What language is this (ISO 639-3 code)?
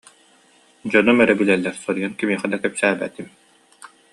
sah